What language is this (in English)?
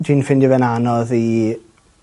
Welsh